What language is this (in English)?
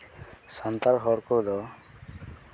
Santali